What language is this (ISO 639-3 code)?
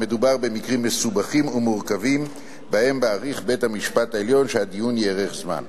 heb